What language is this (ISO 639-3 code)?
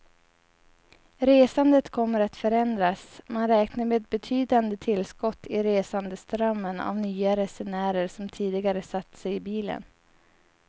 swe